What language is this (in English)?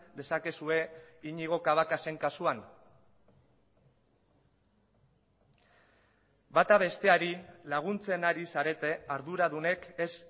Basque